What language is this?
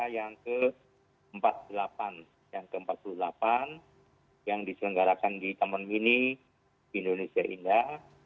Indonesian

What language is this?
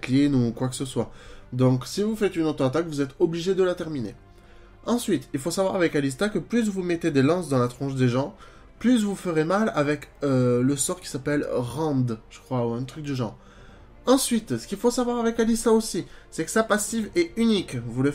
French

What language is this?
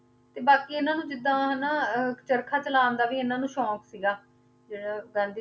Punjabi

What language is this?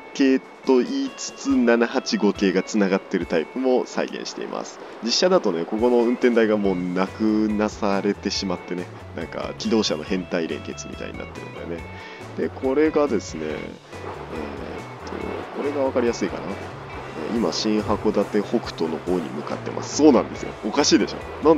Japanese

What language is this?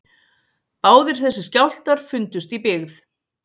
Icelandic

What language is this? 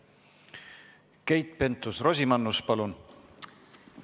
Estonian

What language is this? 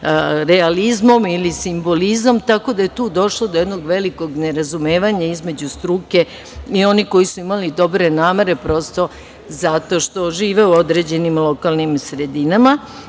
Serbian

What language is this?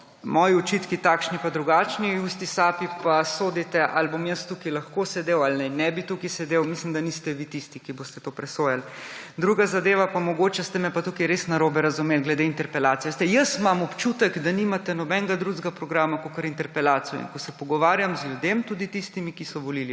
Slovenian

